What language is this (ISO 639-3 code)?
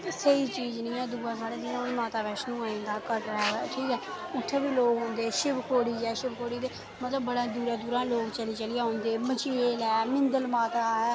doi